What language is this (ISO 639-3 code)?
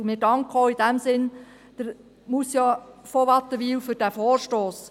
gsw